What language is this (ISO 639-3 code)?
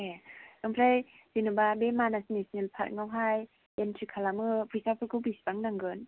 brx